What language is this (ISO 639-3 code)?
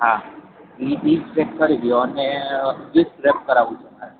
guj